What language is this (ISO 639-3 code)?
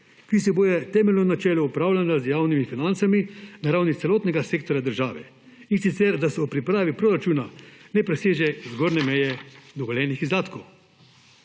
slv